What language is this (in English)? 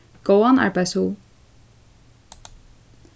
Faroese